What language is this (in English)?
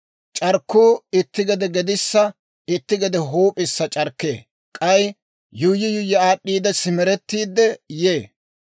Dawro